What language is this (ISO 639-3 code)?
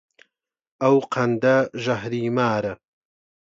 ckb